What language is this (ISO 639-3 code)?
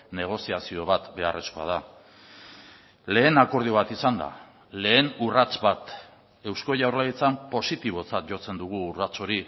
eus